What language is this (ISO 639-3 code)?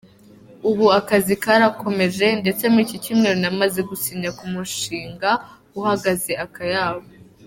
kin